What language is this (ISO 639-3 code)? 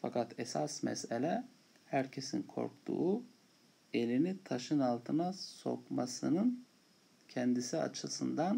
tur